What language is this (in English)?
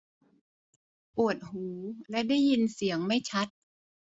Thai